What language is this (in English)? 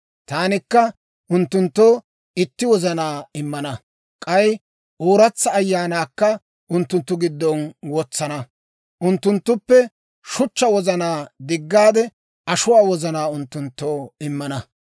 Dawro